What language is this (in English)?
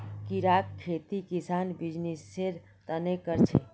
Magahi